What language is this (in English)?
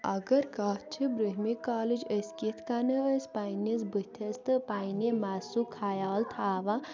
Kashmiri